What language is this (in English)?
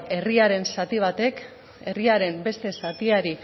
Basque